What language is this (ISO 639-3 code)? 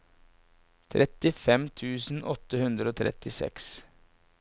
nor